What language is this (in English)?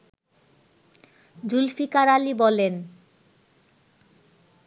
Bangla